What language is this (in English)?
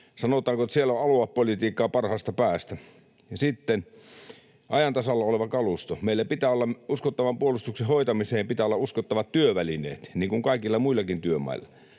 Finnish